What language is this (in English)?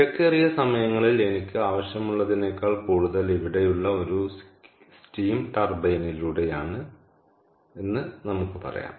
Malayalam